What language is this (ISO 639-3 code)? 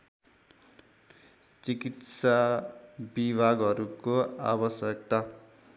nep